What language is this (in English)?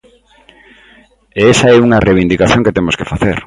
Galician